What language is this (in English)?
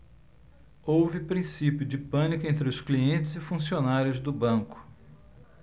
Portuguese